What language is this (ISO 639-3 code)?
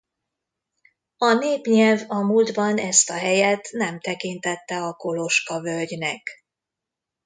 hun